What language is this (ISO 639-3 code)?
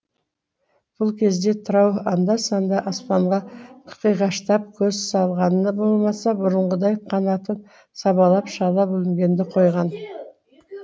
kaz